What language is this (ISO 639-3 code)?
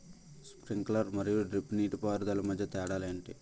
tel